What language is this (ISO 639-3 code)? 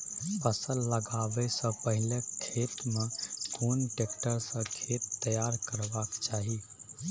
mai